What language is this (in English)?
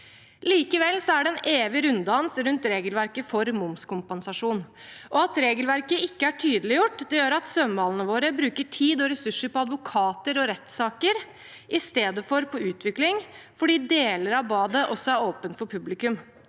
Norwegian